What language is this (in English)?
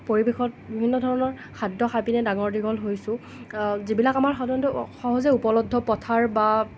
Assamese